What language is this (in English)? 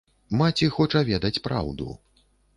Belarusian